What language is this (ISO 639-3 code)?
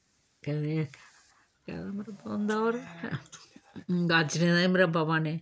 doi